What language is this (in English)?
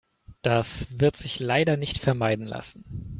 German